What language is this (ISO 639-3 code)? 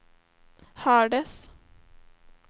swe